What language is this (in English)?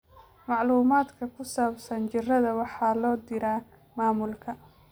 Somali